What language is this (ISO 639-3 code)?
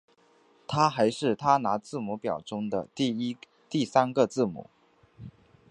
zho